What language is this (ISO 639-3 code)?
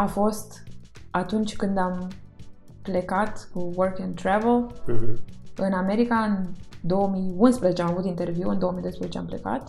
ron